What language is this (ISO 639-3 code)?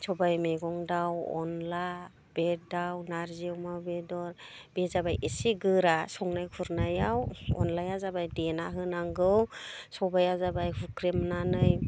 brx